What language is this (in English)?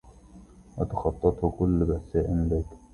Arabic